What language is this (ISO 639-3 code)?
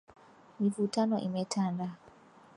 swa